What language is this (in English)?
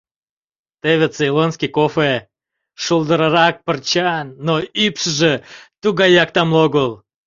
Mari